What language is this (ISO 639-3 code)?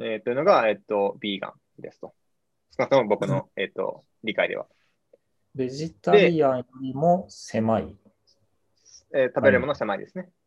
jpn